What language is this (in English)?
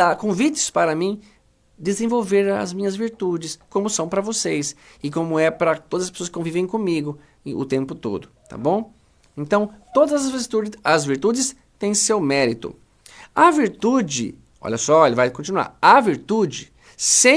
Portuguese